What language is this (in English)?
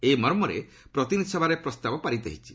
Odia